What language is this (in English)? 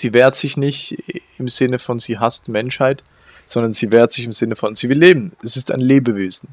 German